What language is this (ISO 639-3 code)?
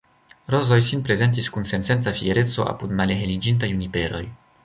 epo